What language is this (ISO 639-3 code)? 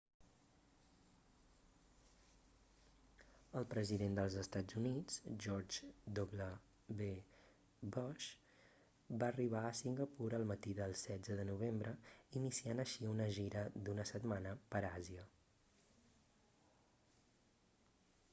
cat